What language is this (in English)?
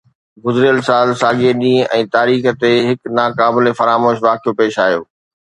Sindhi